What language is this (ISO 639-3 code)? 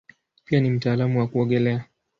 swa